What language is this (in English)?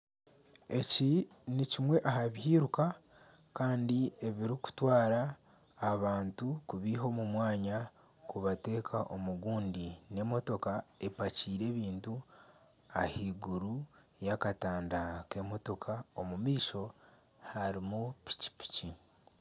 Nyankole